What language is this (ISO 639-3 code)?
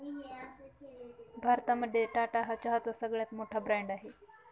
mar